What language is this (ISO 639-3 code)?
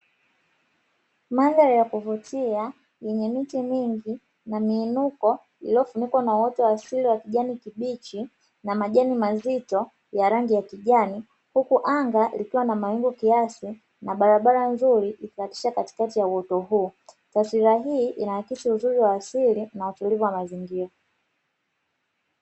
swa